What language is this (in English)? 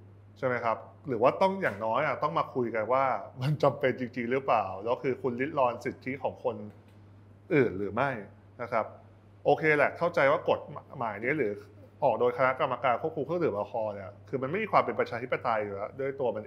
Thai